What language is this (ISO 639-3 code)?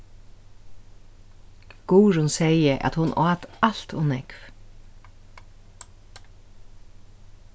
fao